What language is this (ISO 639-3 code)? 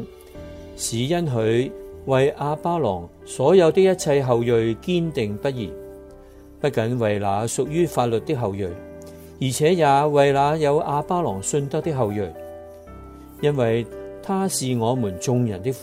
zho